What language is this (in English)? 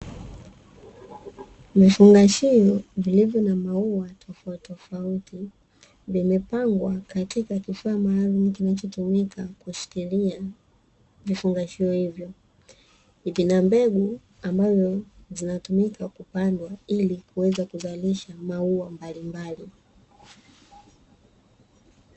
Swahili